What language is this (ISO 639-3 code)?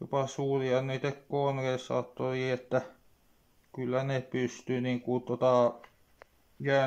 fin